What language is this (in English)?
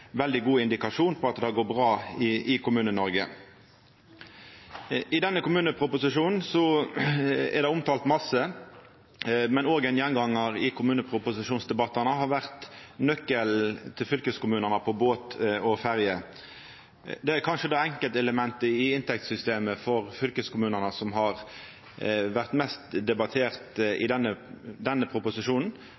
Norwegian Nynorsk